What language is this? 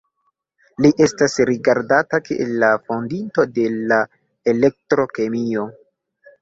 Esperanto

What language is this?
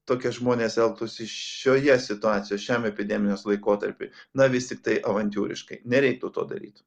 Lithuanian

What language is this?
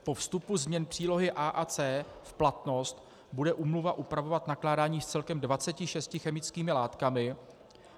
Czech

